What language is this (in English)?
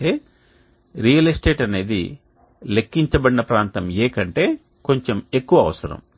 Telugu